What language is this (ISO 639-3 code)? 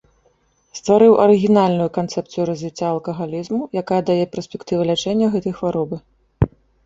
bel